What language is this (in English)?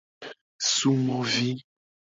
Gen